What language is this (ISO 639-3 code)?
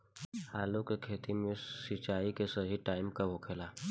bho